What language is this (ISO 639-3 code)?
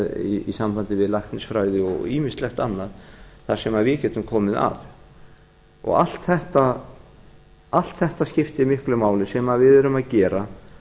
isl